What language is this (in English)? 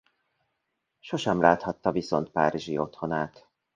Hungarian